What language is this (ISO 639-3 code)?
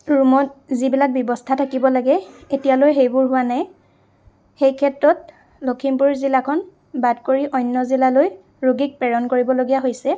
asm